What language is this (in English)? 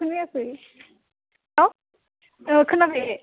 Bodo